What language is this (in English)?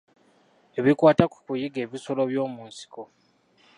Ganda